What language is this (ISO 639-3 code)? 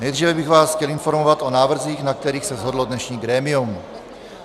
ces